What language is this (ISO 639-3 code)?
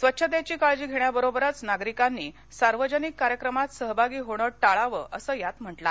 mar